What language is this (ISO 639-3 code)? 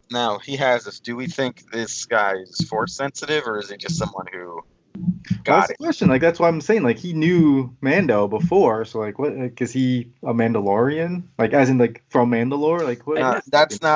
eng